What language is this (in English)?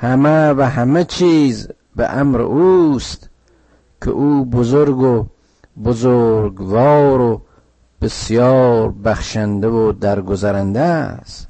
Persian